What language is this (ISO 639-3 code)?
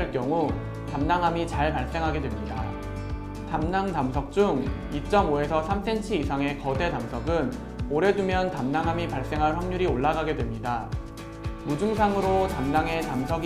kor